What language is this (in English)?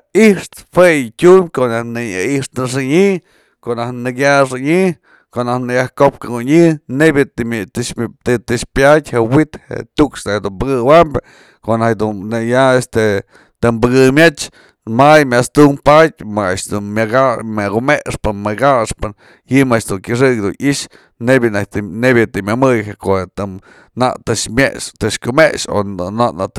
Mazatlán Mixe